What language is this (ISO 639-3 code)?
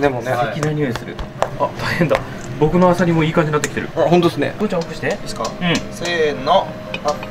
jpn